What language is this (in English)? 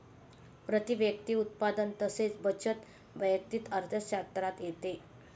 Marathi